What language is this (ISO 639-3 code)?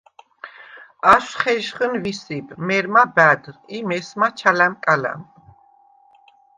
sva